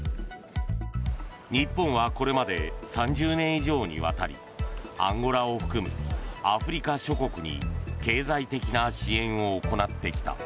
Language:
Japanese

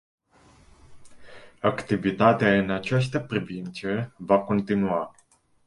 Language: Romanian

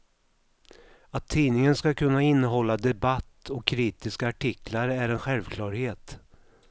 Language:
Swedish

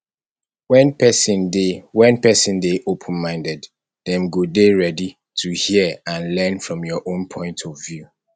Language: Nigerian Pidgin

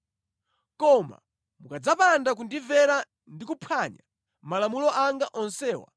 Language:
Nyanja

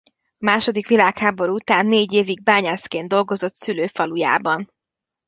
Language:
Hungarian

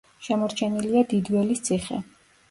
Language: Georgian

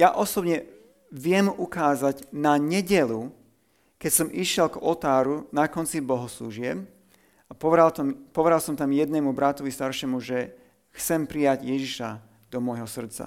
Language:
Slovak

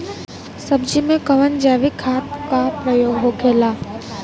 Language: Bhojpuri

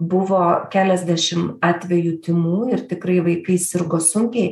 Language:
Lithuanian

